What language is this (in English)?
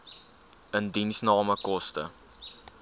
Afrikaans